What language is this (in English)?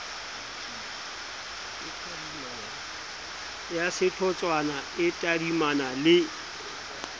Southern Sotho